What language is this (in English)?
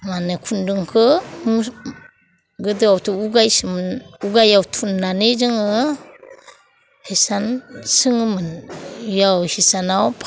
Bodo